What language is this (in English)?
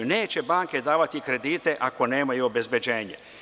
Serbian